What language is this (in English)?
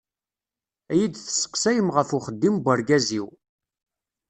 Kabyle